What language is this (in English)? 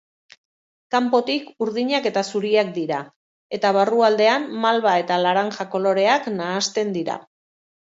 Basque